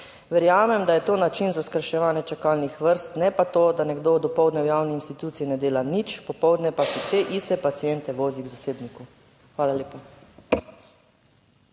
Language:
Slovenian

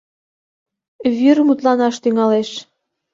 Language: Mari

